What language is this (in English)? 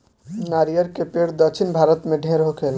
Bhojpuri